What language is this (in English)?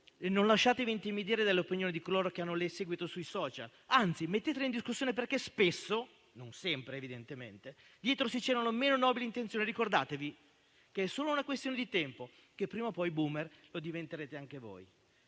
Italian